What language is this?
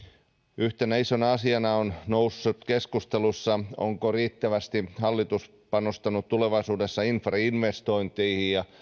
Finnish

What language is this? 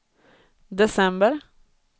Swedish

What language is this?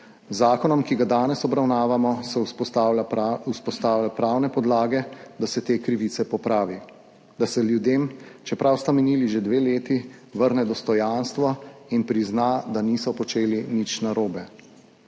Slovenian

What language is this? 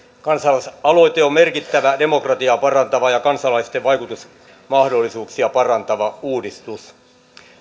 Finnish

